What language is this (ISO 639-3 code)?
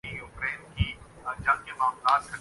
urd